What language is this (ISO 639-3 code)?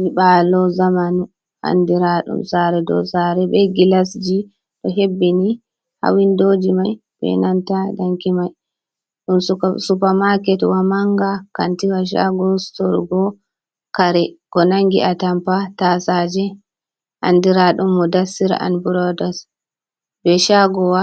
ful